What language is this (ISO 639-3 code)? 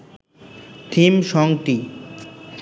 ben